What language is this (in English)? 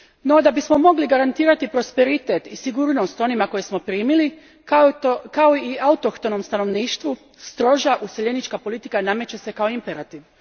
Croatian